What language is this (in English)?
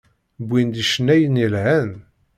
Kabyle